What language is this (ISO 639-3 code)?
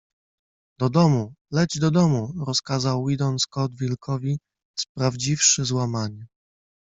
pol